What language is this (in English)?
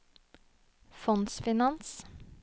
Norwegian